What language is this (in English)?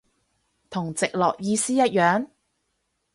Cantonese